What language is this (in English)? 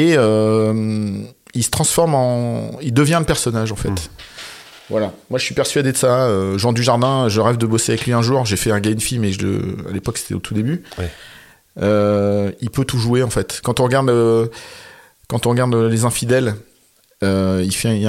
French